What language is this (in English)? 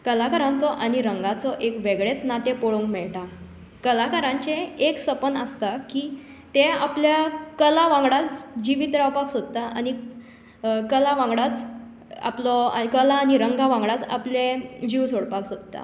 Konkani